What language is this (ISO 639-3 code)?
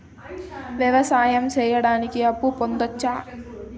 tel